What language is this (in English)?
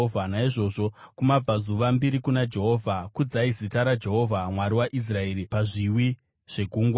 Shona